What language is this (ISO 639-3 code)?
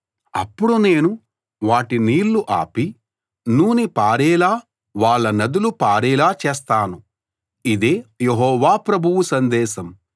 tel